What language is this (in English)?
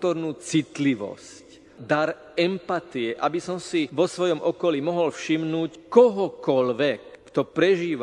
Slovak